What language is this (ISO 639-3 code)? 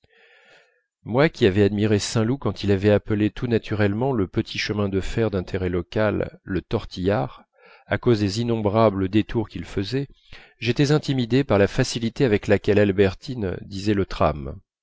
fra